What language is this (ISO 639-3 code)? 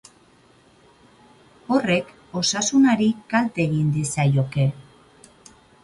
eus